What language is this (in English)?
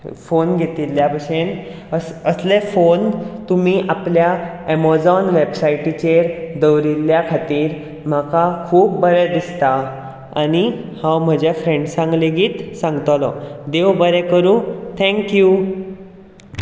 Konkani